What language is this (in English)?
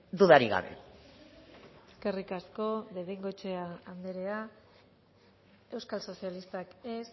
Basque